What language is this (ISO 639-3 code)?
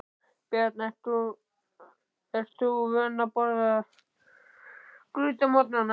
isl